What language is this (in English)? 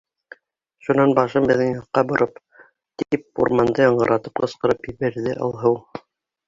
Bashkir